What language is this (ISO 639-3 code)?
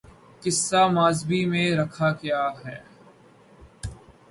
urd